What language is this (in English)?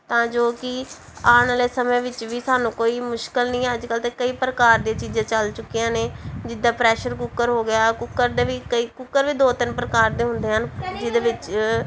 Punjabi